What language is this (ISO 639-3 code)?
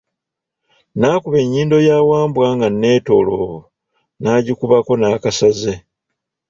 lug